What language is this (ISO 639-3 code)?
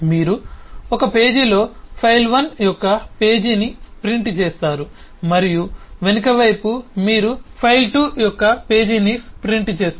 tel